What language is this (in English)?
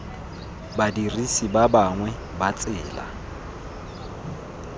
Tswana